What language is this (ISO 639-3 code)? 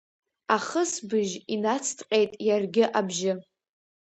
abk